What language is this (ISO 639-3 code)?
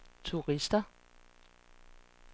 dan